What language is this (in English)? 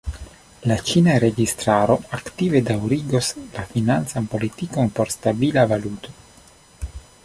Esperanto